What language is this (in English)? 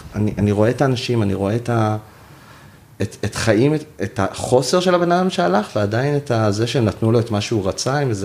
Hebrew